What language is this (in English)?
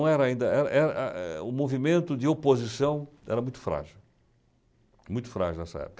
Portuguese